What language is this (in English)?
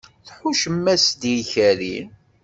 Kabyle